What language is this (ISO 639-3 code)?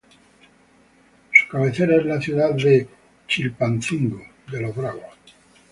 spa